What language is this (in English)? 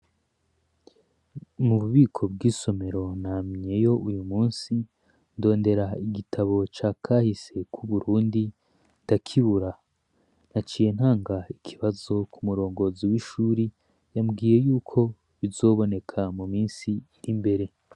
Rundi